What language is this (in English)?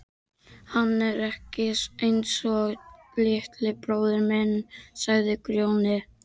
Icelandic